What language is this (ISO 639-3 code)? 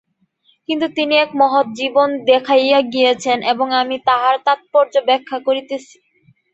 ben